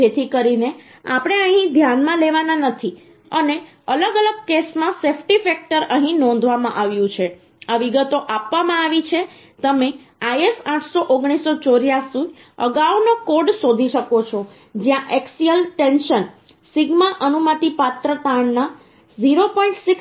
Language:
Gujarati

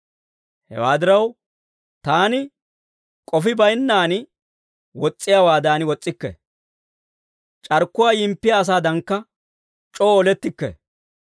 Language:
Dawro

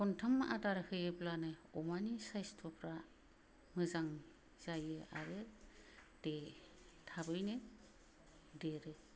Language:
Bodo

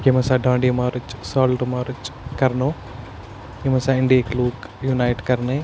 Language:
Kashmiri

